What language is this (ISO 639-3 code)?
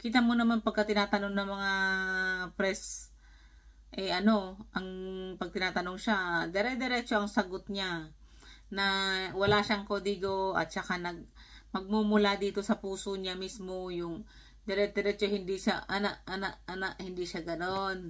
fil